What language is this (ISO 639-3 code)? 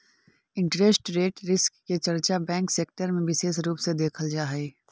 mag